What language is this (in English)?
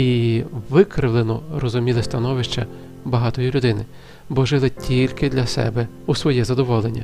Ukrainian